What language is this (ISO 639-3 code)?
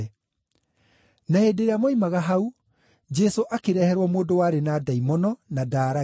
kik